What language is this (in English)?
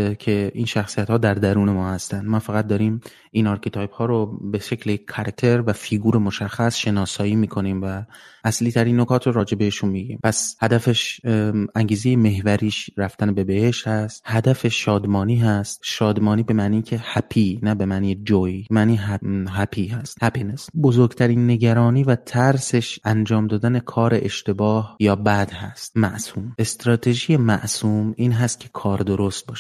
Persian